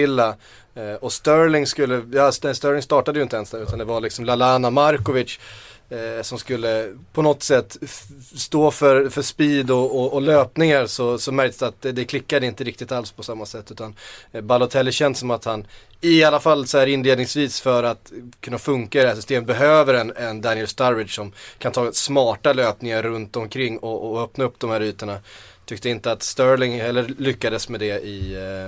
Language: Swedish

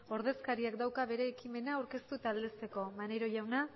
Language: Basque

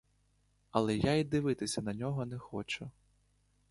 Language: Ukrainian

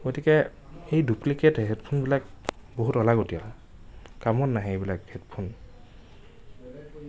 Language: Assamese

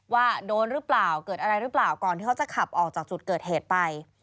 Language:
Thai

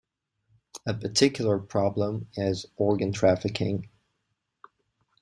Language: English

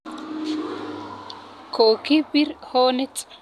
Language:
Kalenjin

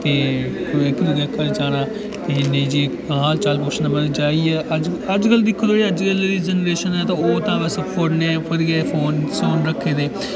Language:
Dogri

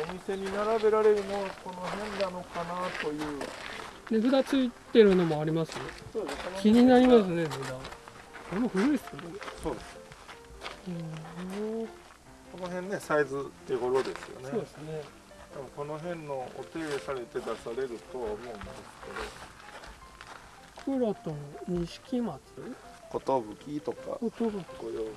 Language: Japanese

